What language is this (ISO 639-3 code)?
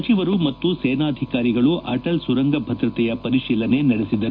kan